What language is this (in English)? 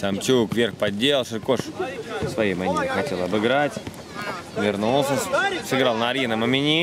Russian